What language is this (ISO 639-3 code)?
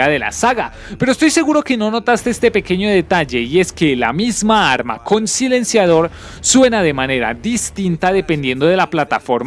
spa